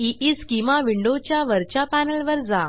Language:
Marathi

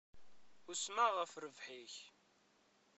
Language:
Kabyle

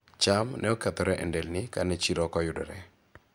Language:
Luo (Kenya and Tanzania)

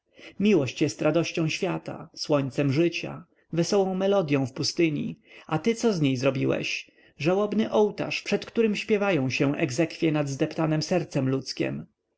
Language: Polish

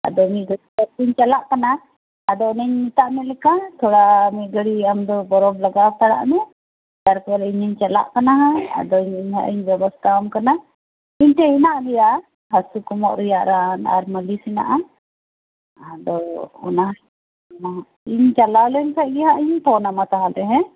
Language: Santali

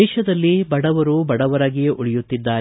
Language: Kannada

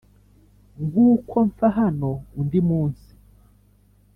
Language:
Kinyarwanda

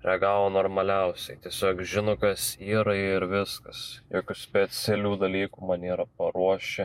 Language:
Lithuanian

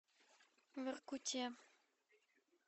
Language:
Russian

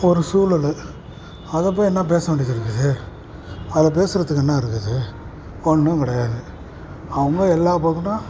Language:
Tamil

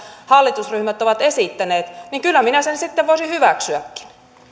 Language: Finnish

